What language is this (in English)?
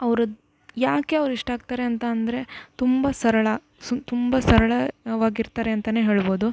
Kannada